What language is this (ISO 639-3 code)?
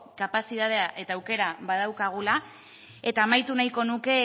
eus